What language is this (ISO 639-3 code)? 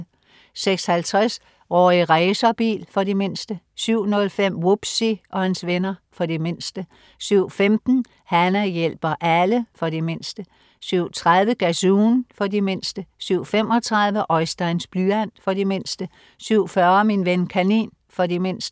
dan